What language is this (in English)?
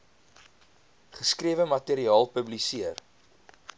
Afrikaans